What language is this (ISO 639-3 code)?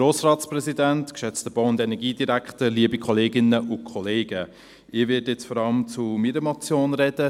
gsw